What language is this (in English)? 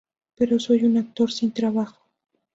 Spanish